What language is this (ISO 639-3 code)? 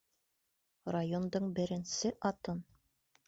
bak